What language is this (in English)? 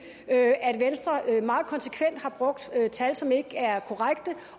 Danish